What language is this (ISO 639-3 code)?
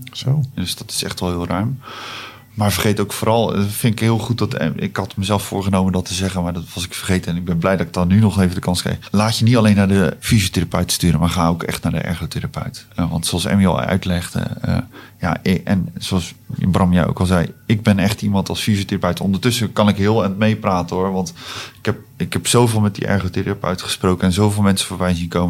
nld